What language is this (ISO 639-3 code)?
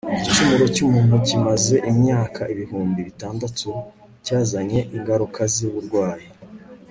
kin